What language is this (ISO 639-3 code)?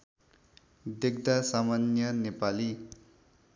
nep